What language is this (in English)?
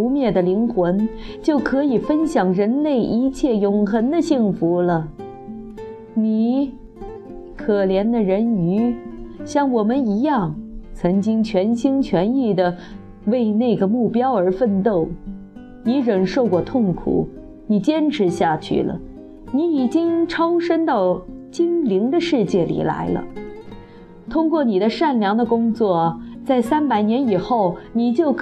Chinese